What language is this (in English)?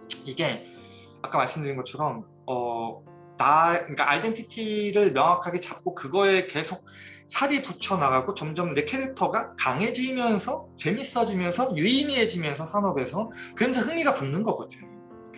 Korean